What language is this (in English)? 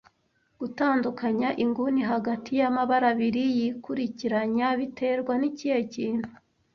Kinyarwanda